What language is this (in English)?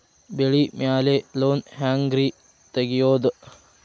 Kannada